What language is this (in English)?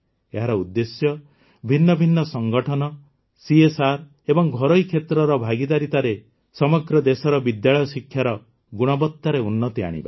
Odia